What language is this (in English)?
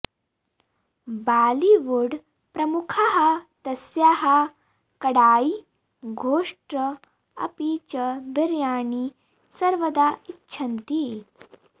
Sanskrit